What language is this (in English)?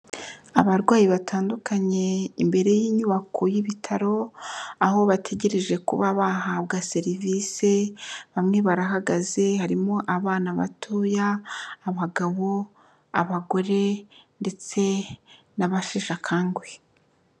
Kinyarwanda